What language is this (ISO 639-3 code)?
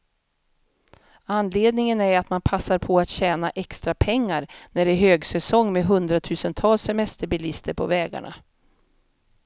swe